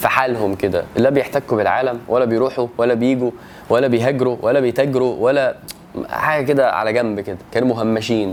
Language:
Arabic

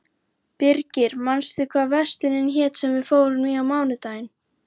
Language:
Icelandic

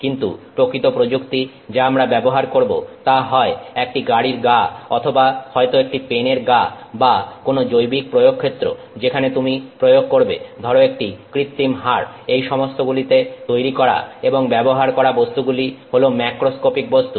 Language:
Bangla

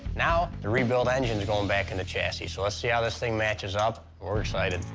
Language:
English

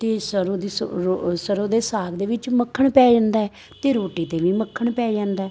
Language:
Punjabi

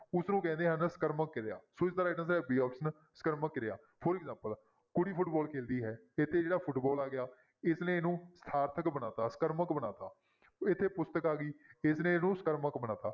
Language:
Punjabi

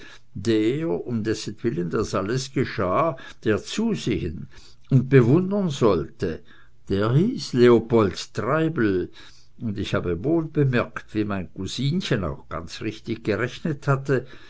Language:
German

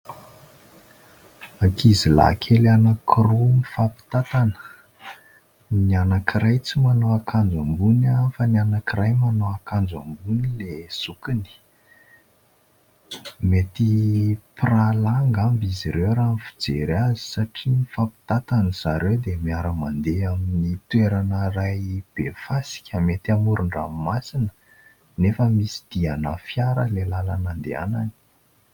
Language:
Malagasy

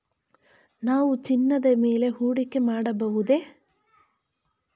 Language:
Kannada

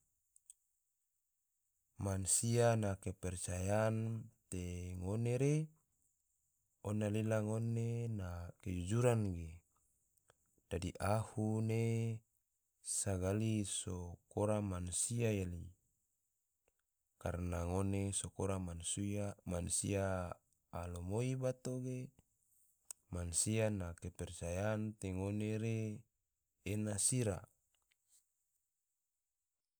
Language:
Tidore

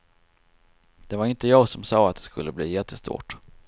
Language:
Swedish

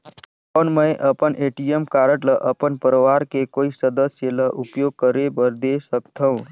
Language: Chhattisgarhi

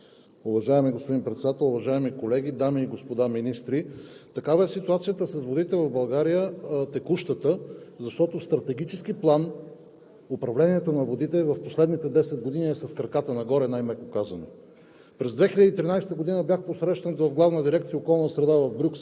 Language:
Bulgarian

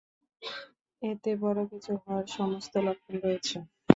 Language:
Bangla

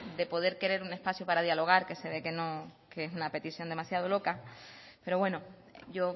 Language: Spanish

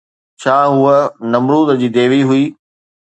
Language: Sindhi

